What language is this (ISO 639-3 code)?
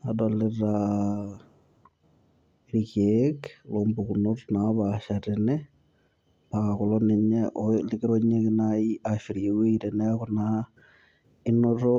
mas